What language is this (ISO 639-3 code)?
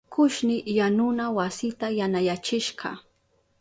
qup